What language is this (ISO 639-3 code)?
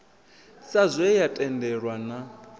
ven